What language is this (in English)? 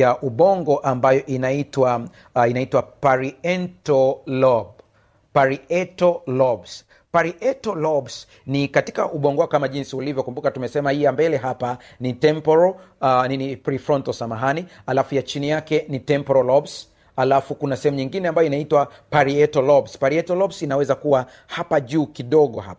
Swahili